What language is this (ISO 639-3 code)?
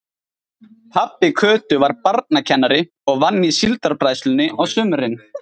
isl